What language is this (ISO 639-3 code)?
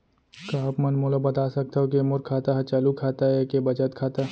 hne